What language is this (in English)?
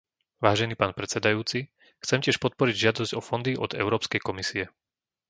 Slovak